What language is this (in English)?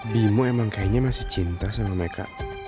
Indonesian